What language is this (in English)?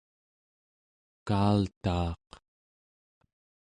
Central Yupik